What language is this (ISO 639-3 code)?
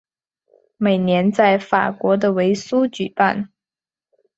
zho